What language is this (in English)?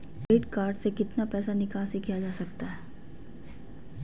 Magahi